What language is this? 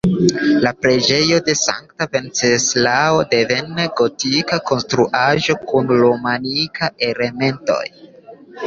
Esperanto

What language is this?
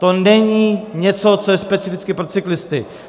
Czech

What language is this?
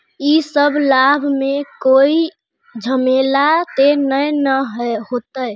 Magahi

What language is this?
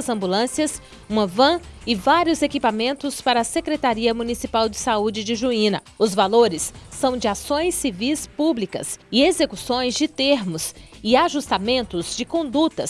Portuguese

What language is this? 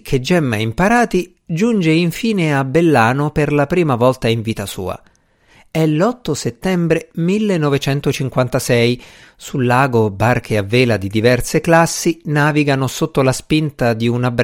Italian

